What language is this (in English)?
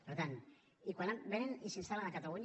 Catalan